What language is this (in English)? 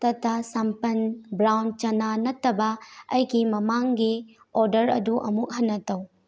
Manipuri